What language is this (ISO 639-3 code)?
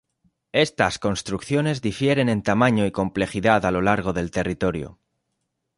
spa